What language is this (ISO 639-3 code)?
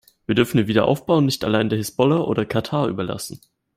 deu